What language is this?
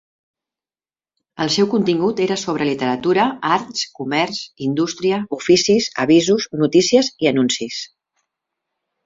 Catalan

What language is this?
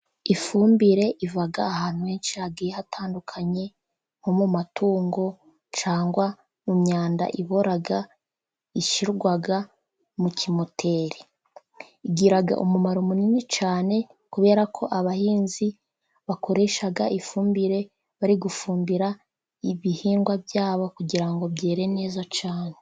Kinyarwanda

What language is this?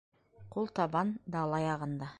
Bashkir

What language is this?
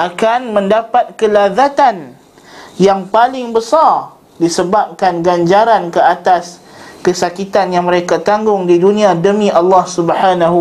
Malay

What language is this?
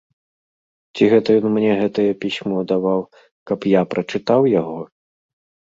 Belarusian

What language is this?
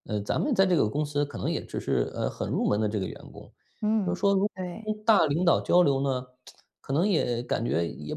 Chinese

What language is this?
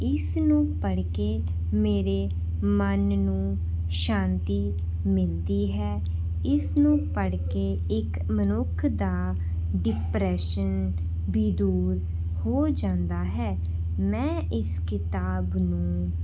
Punjabi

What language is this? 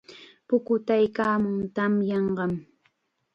Chiquián Ancash Quechua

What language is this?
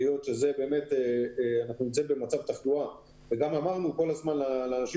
Hebrew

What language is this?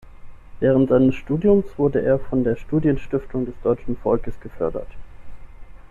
German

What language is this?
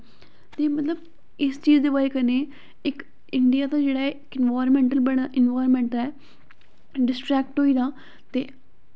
Dogri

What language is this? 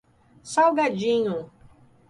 Portuguese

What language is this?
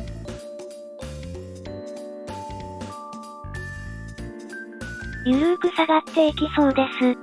Japanese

